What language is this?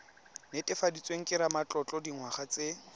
Tswana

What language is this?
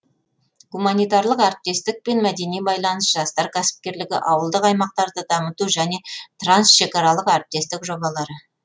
Kazakh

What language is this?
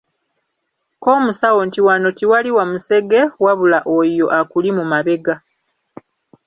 Ganda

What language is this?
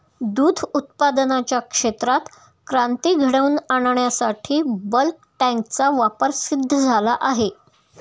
Marathi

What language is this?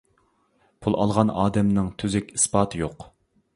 Uyghur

